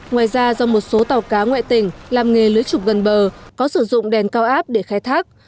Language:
Vietnamese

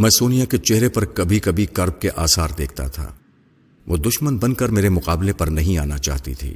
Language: Urdu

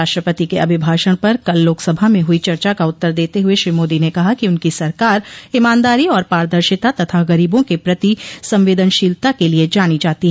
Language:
Hindi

